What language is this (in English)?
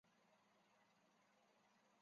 Chinese